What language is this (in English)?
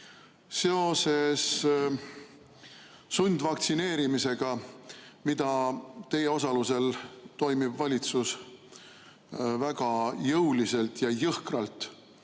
Estonian